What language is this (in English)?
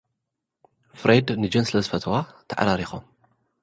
Tigrinya